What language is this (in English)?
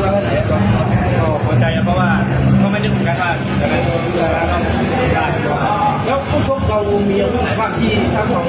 Thai